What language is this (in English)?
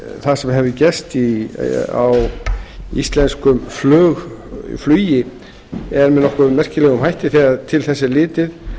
Icelandic